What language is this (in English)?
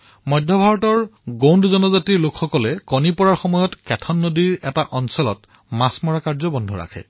Assamese